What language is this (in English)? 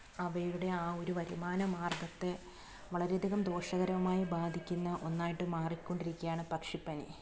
Malayalam